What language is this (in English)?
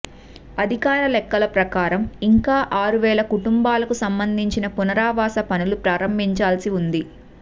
Telugu